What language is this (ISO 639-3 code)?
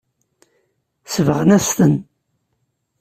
kab